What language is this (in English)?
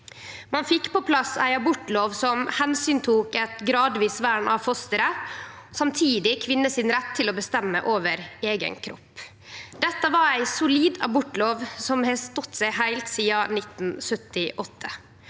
Norwegian